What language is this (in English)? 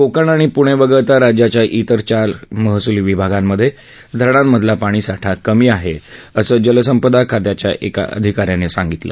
Marathi